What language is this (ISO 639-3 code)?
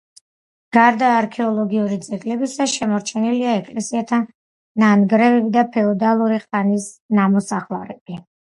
kat